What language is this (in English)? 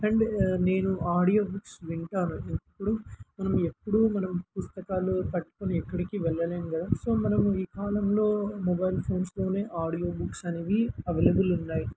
Telugu